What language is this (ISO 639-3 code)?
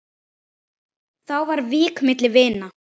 isl